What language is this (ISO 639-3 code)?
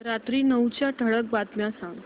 mar